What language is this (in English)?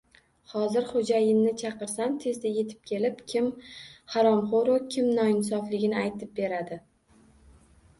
Uzbek